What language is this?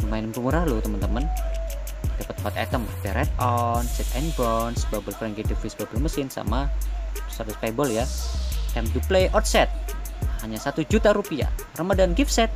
Indonesian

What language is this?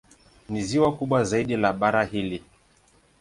Swahili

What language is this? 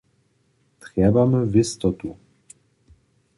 Upper Sorbian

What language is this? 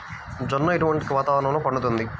Telugu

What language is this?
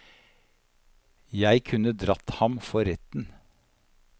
Norwegian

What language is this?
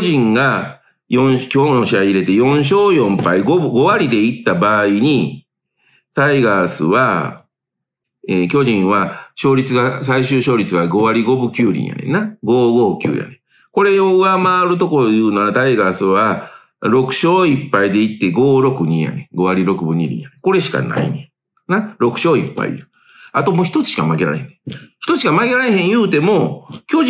Japanese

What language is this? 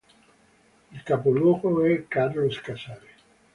Italian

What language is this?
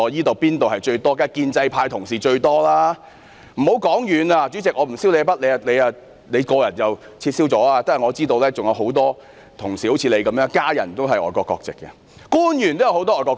Cantonese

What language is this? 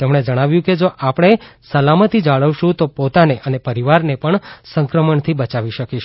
Gujarati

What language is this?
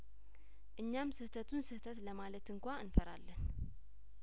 Amharic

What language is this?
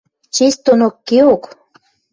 Western Mari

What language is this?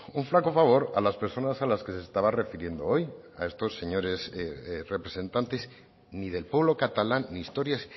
Spanish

